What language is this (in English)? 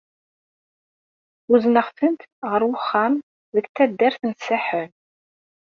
Kabyle